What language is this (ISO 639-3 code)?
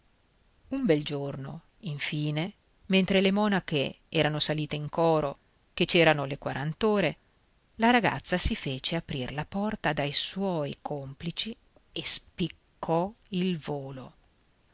ita